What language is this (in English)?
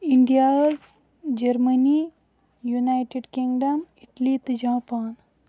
Kashmiri